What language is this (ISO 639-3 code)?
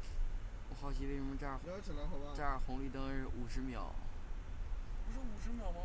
zho